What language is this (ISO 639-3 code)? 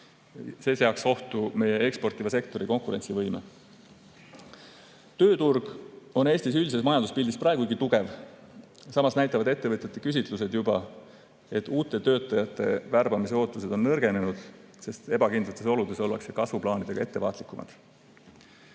est